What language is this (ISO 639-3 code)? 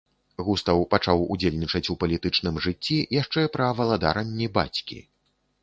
bel